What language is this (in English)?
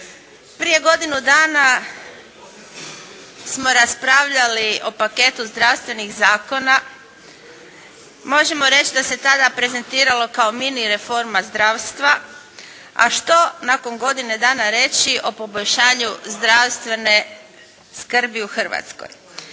Croatian